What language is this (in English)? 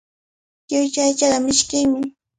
Cajatambo North Lima Quechua